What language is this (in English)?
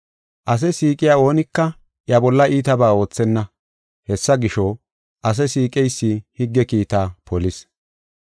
Gofa